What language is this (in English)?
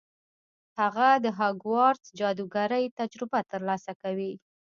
Pashto